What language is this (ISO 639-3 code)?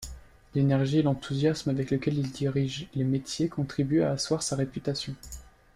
fra